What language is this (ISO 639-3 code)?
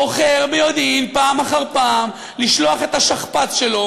heb